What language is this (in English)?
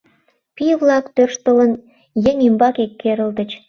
Mari